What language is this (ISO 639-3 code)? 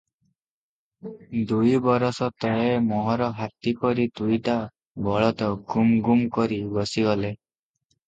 ori